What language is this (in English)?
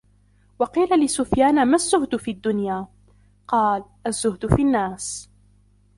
Arabic